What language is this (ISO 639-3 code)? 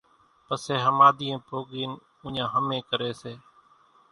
gjk